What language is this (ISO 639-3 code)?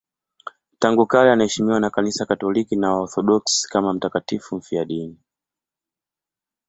swa